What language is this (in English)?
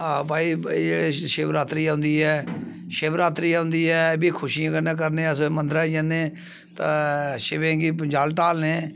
Dogri